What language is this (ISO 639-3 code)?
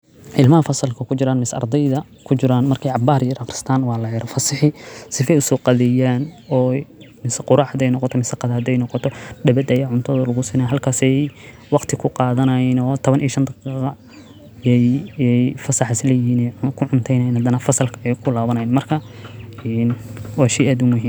som